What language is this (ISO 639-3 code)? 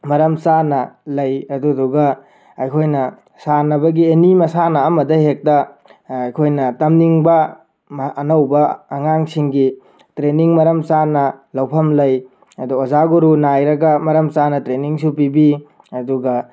mni